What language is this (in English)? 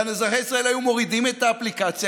Hebrew